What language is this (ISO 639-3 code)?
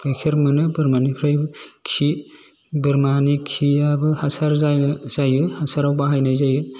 brx